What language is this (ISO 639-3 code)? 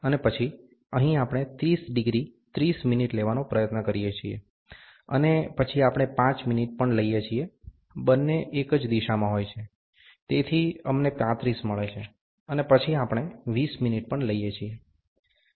guj